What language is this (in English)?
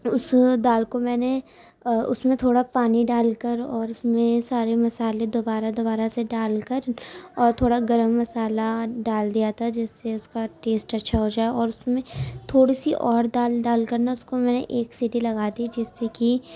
Urdu